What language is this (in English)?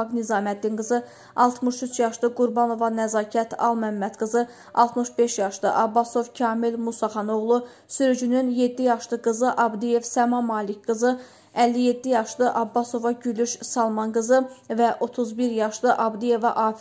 Turkish